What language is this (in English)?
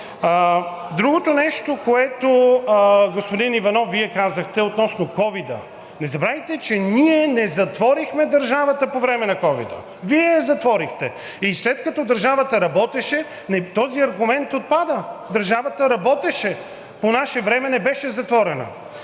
Bulgarian